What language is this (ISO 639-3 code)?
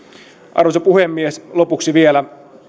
fin